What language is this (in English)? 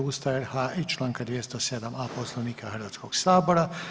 Croatian